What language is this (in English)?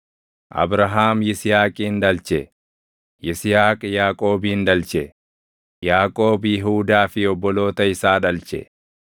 Oromo